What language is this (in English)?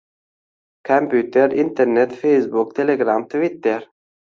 Uzbek